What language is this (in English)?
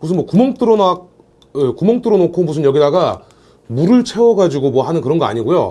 Korean